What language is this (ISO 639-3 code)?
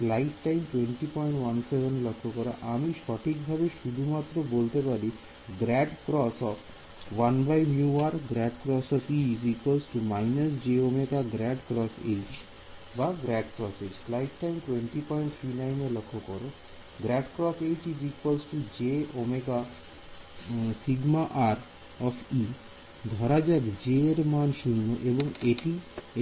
ben